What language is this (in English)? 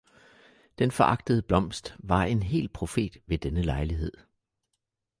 Danish